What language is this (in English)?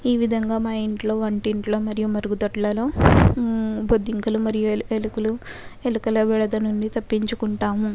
Telugu